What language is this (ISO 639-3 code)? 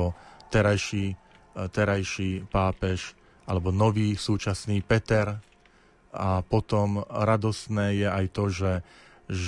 slk